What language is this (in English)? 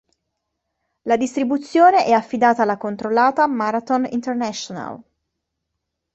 Italian